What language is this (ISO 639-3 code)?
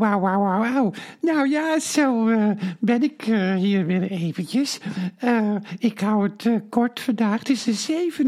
nld